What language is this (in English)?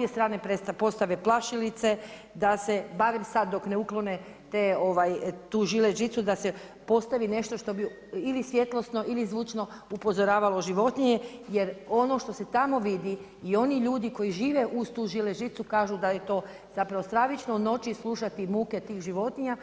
Croatian